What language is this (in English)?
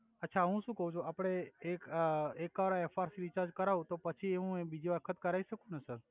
Gujarati